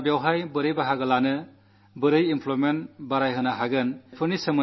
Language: Malayalam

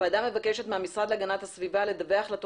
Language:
Hebrew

